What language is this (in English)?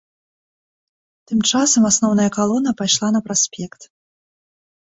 Belarusian